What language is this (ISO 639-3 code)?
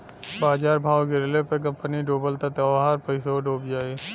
bho